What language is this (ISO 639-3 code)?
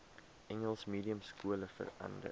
afr